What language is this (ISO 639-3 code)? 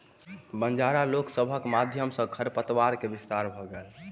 mai